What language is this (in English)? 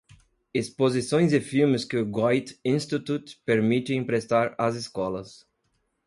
Portuguese